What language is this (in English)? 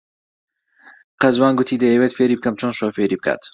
Central Kurdish